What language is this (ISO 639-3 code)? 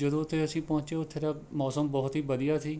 pan